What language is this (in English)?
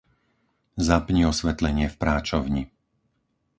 Slovak